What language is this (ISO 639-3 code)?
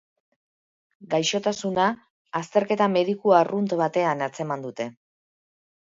eus